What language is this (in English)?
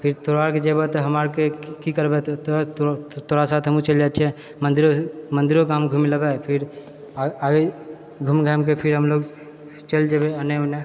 Maithili